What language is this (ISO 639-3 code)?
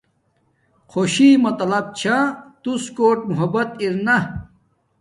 dmk